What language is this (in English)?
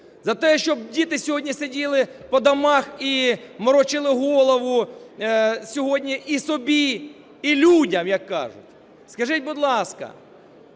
Ukrainian